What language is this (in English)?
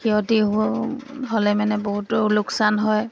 Assamese